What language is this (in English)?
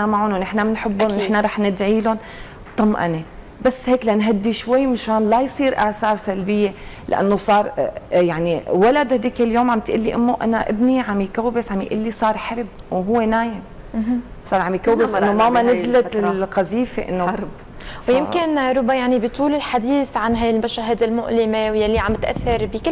Arabic